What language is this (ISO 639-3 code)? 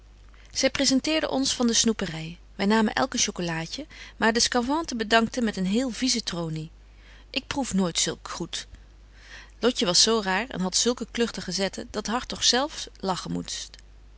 nld